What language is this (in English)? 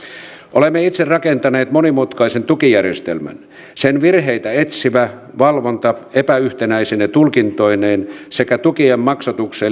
Finnish